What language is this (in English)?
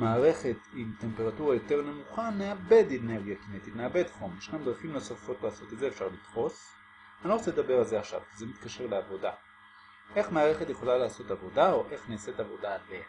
Hebrew